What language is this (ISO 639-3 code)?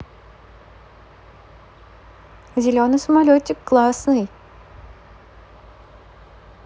rus